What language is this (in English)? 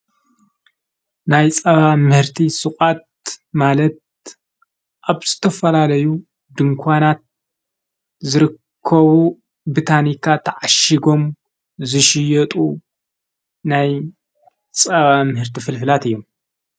Tigrinya